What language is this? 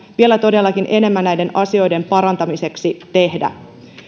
Finnish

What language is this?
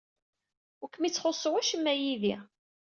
Kabyle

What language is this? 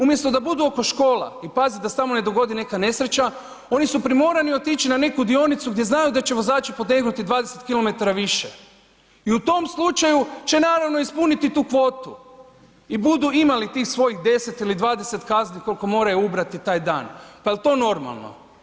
Croatian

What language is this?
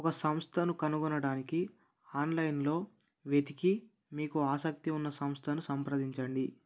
Telugu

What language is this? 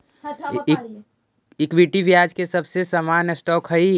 Magahi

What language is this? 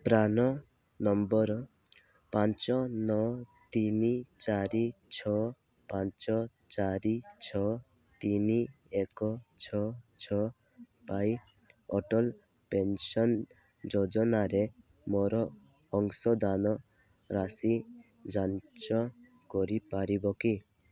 Odia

